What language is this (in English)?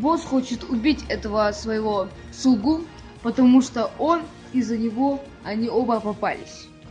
Russian